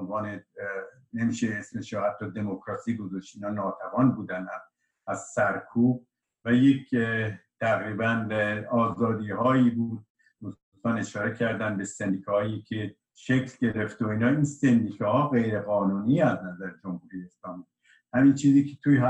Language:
Persian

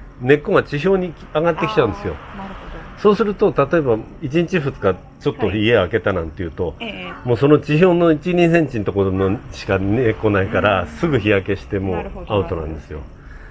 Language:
Japanese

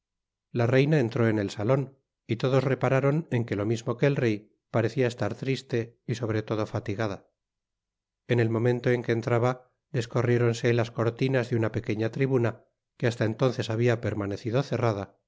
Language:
Spanish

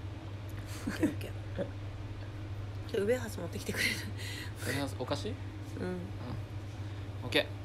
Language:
Japanese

